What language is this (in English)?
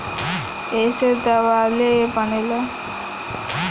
Bhojpuri